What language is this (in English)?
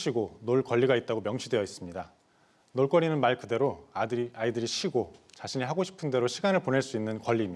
Korean